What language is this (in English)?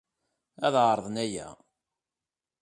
Kabyle